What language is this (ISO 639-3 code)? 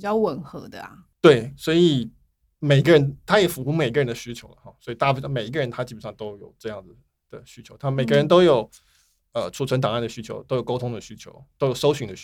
zho